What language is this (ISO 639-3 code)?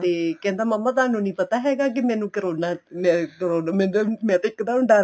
pan